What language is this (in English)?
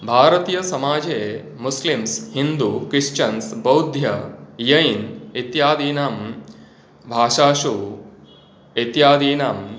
Sanskrit